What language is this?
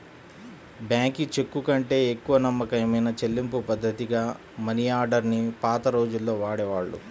Telugu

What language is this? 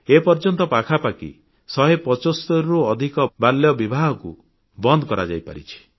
Odia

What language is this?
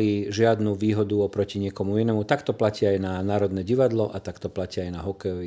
Slovak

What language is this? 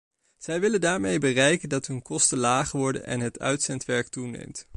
Dutch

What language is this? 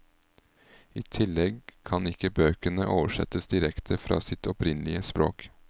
Norwegian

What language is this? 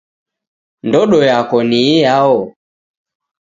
Taita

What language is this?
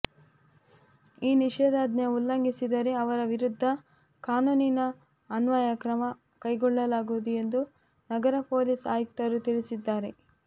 Kannada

